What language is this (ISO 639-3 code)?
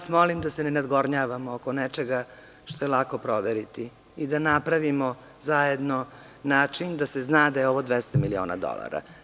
srp